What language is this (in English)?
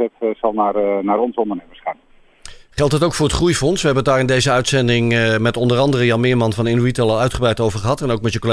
Dutch